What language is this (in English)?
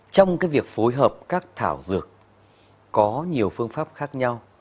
Vietnamese